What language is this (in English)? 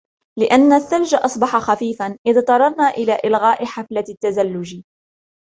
Arabic